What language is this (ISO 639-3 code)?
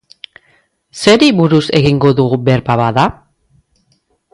eus